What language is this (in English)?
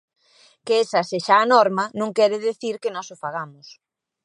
Galician